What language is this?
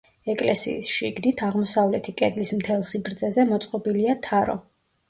Georgian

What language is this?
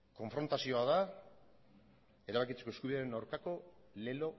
Basque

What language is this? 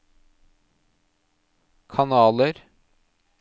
Norwegian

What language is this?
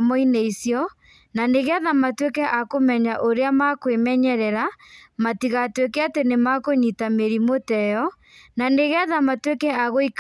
Kikuyu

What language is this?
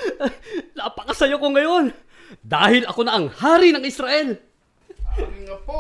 Filipino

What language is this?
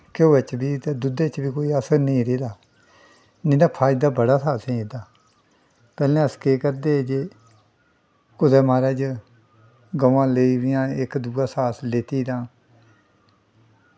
Dogri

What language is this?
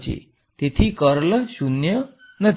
Gujarati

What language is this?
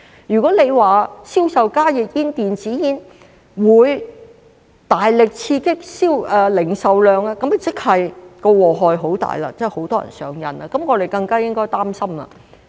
Cantonese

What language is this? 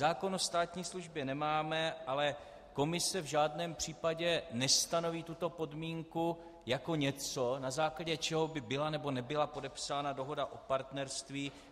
Czech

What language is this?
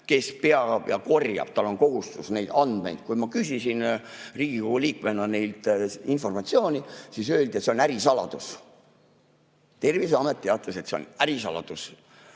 Estonian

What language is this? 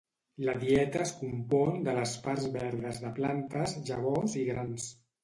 Catalan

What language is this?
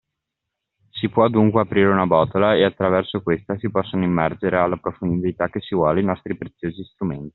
Italian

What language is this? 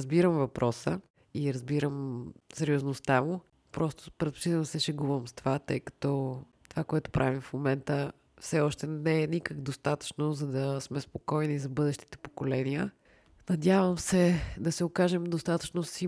Bulgarian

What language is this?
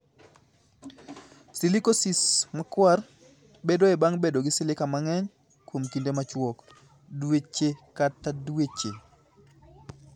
Luo (Kenya and Tanzania)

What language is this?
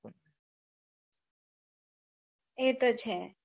Gujarati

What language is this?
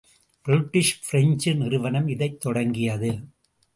Tamil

